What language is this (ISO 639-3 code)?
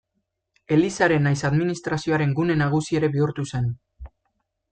eus